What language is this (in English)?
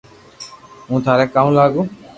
Loarki